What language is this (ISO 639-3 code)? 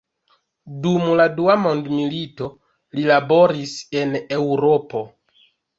epo